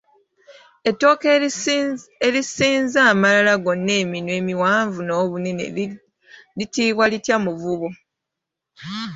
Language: Ganda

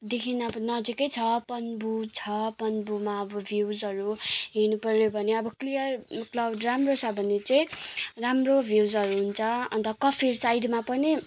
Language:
Nepali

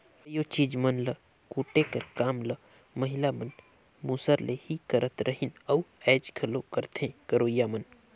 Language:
Chhattisgarhi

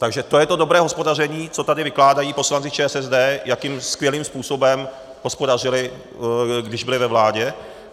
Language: Czech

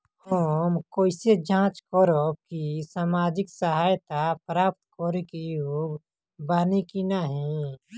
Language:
Bhojpuri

